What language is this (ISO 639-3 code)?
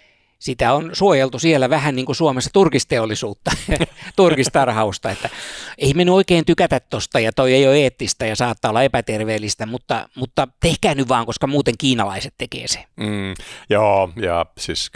fin